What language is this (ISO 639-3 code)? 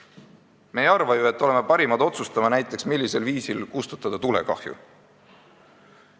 est